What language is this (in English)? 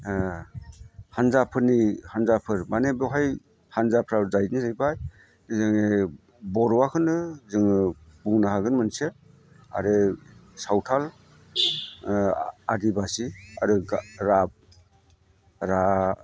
Bodo